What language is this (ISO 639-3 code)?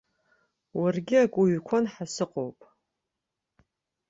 abk